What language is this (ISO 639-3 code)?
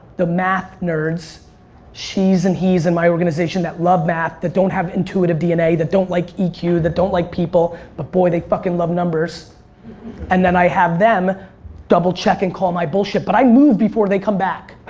eng